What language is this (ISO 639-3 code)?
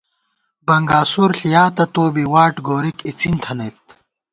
gwt